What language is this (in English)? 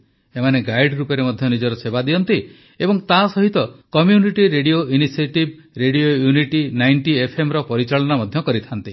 Odia